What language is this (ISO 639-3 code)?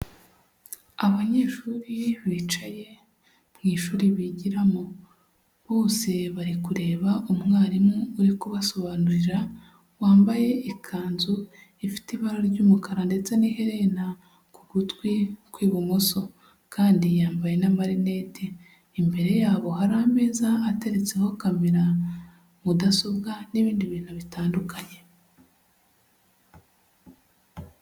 kin